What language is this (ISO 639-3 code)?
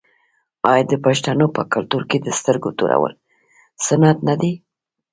pus